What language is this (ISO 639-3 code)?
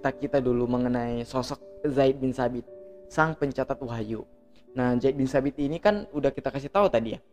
ind